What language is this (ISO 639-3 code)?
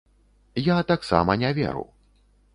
bel